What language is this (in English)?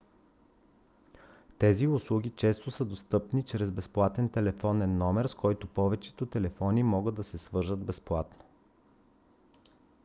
Bulgarian